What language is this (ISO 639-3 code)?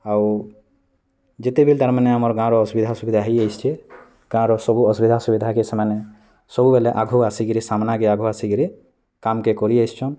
ori